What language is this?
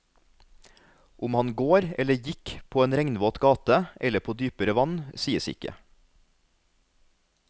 Norwegian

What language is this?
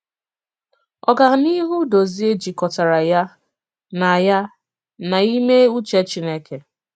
Igbo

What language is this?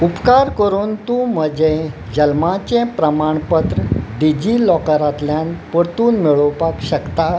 Konkani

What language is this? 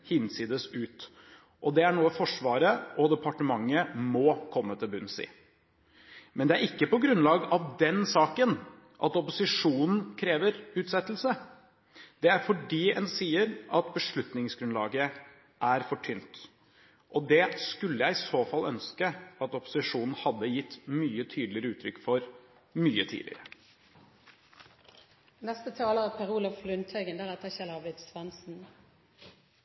Norwegian Bokmål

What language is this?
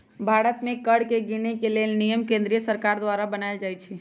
Magahi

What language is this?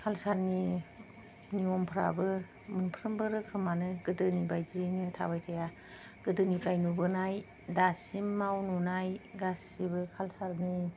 Bodo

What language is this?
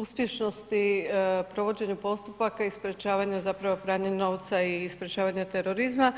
Croatian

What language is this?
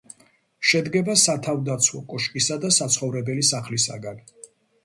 Georgian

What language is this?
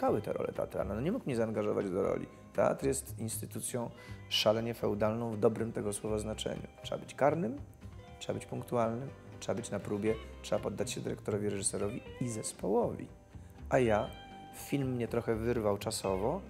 Polish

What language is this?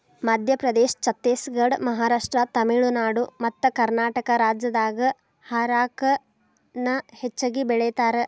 Kannada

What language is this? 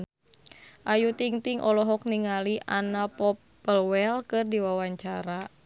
Sundanese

